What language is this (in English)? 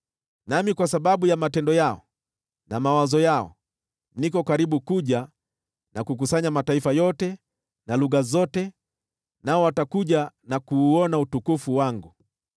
Swahili